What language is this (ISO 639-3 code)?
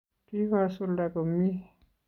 kln